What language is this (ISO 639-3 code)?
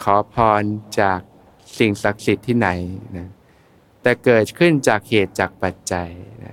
tha